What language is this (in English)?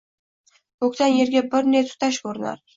Uzbek